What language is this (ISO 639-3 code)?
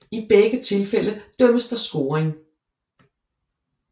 dan